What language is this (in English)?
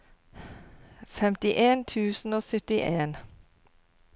Norwegian